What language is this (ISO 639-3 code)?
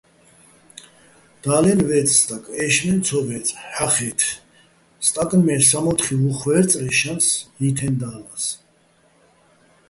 bbl